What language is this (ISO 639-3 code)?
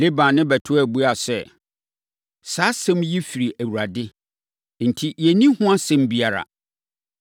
aka